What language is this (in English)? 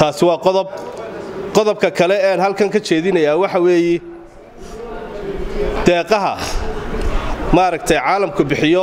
Arabic